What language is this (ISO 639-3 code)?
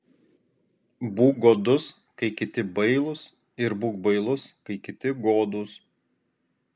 lit